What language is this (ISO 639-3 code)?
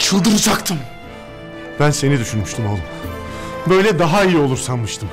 tur